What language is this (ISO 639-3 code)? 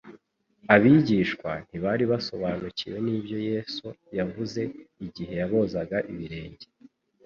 kin